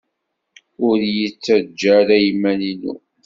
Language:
Kabyle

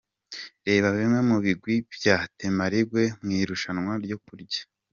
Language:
Kinyarwanda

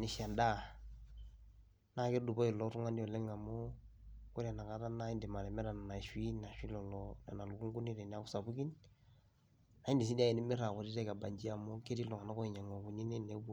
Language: Masai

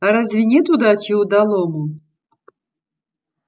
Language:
Russian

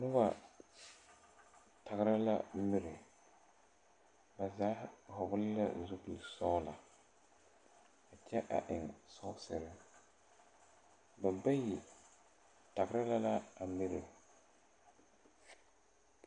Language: Southern Dagaare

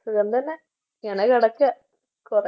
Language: Malayalam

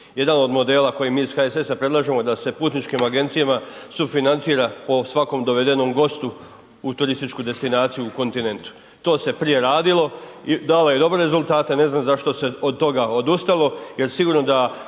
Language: Croatian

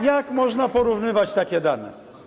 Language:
Polish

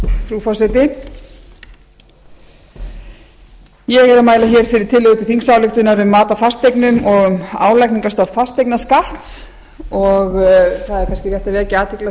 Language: Icelandic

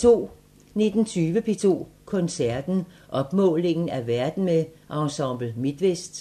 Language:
Danish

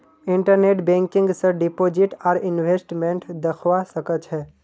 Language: Magahi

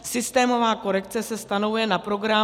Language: Czech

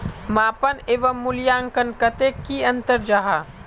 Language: Magahi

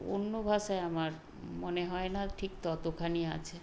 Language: Bangla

